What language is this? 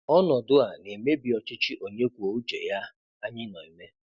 Igbo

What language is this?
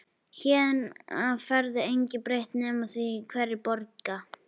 Icelandic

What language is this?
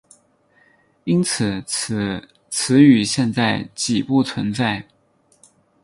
Chinese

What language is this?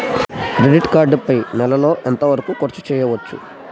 Telugu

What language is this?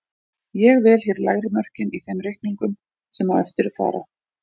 Icelandic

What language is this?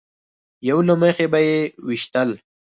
Pashto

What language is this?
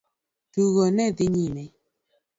Luo (Kenya and Tanzania)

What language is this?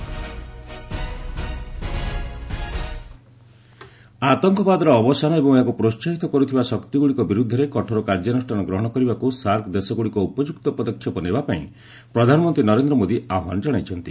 Odia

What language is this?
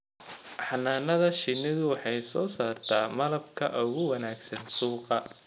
Somali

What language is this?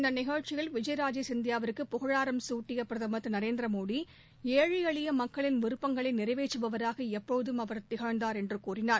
Tamil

